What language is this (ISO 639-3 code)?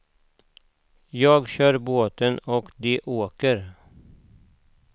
swe